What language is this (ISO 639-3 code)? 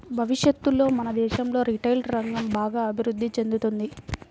tel